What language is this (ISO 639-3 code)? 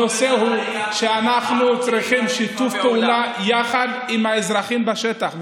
heb